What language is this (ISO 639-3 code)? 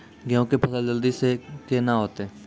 mai